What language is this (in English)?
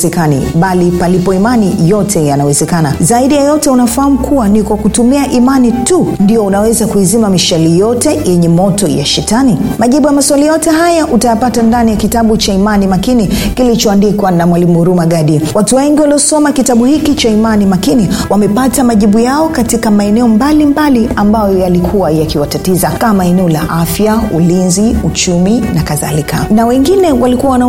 Swahili